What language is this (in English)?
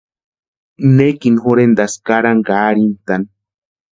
Western Highland Purepecha